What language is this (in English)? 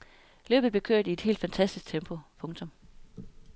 Danish